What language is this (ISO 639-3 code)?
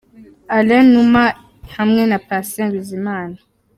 kin